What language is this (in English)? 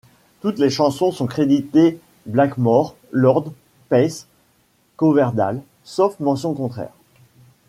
French